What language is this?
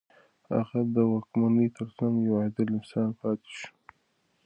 Pashto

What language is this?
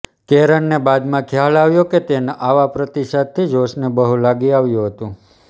Gujarati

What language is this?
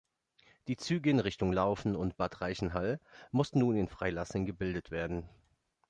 German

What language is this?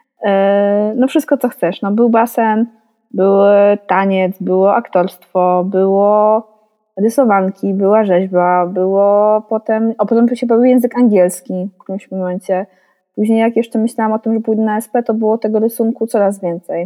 Polish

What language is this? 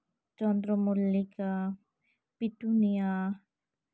Santali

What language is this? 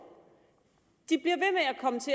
Danish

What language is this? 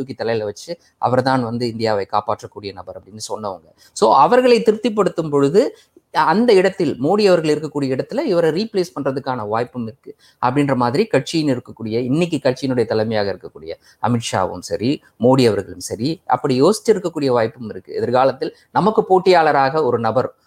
Tamil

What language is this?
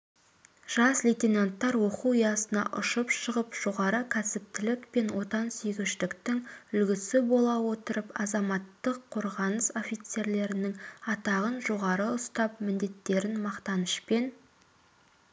Kazakh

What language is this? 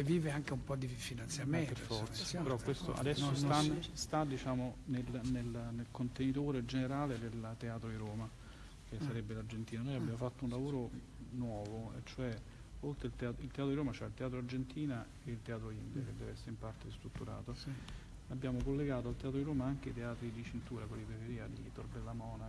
Italian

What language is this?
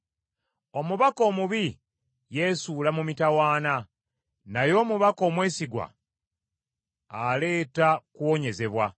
Ganda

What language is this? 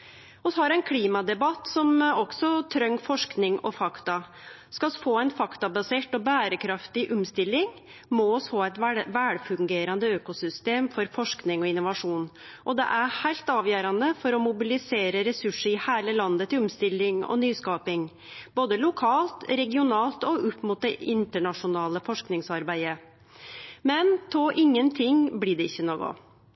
Norwegian Nynorsk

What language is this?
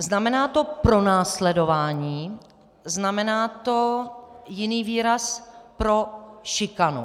Czech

